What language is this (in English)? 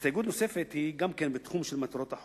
Hebrew